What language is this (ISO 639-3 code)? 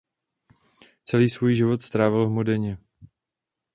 ces